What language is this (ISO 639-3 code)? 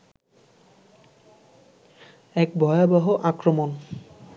ben